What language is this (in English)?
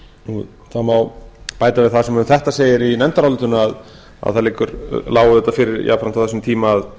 Icelandic